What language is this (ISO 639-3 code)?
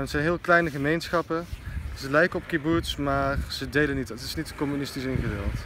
nld